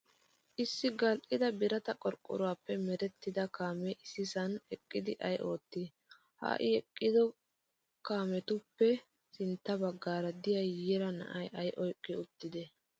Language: Wolaytta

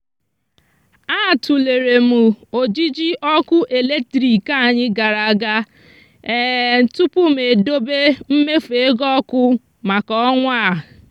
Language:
Igbo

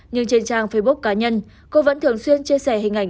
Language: Vietnamese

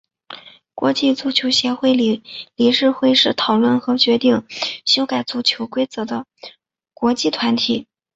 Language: Chinese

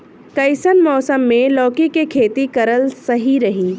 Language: Bhojpuri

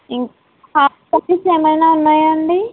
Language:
Telugu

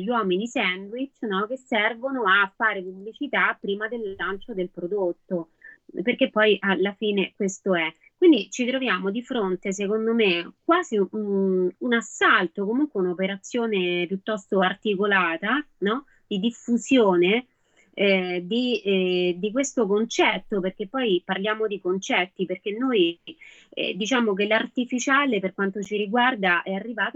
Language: Italian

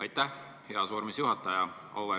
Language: Estonian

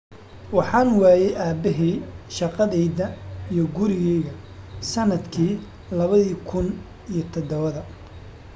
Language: Somali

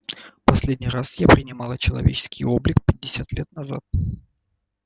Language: Russian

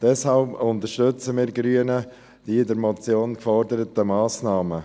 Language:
Swiss German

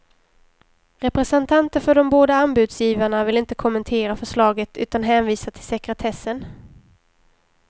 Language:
Swedish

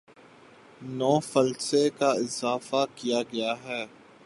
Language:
Urdu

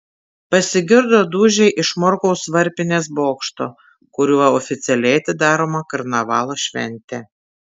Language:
Lithuanian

